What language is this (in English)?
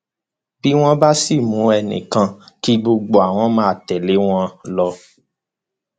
Yoruba